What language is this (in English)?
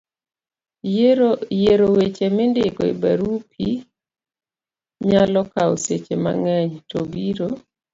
Luo (Kenya and Tanzania)